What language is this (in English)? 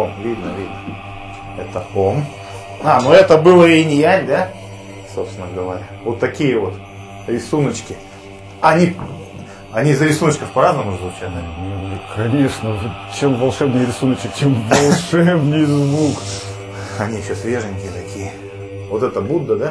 Russian